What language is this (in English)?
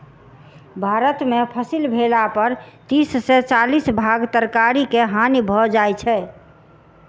Maithili